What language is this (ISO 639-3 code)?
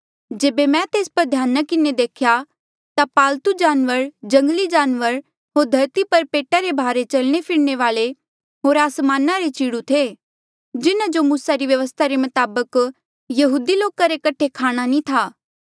mjl